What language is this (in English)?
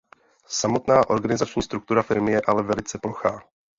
Czech